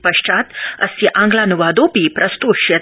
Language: Sanskrit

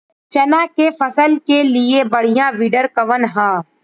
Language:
Bhojpuri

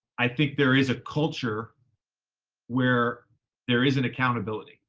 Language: English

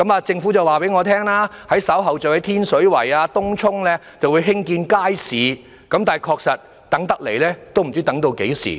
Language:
Cantonese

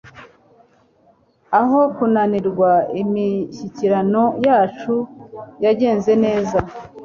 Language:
Kinyarwanda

